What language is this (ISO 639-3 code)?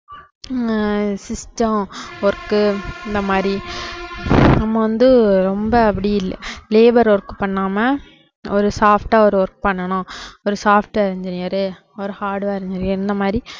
tam